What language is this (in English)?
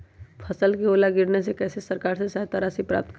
Magahi